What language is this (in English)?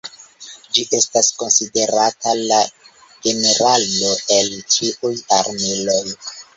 Esperanto